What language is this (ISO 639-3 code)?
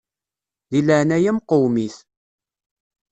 kab